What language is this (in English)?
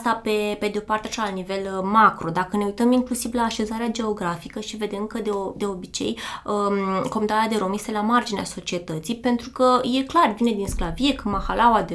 Romanian